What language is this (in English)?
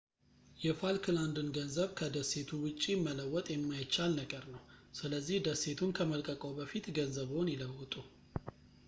Amharic